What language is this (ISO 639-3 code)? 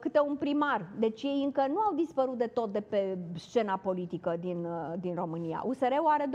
ron